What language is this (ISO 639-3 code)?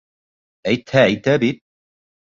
bak